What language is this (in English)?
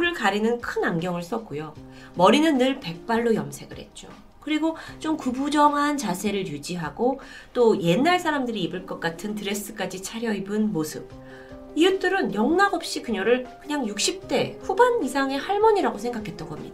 Korean